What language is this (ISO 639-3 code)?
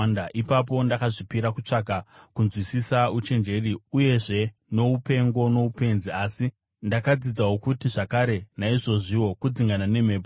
sna